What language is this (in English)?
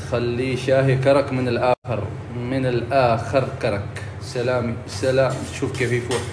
Arabic